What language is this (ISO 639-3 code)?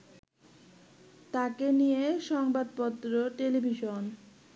ben